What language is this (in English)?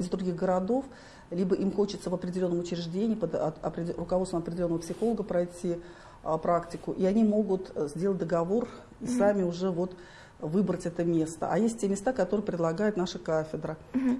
Russian